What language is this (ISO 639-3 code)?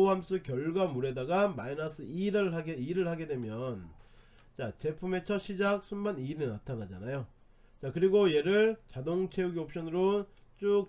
kor